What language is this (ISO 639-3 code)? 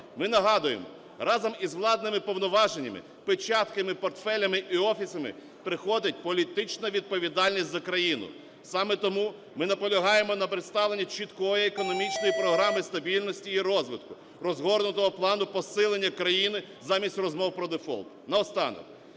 ukr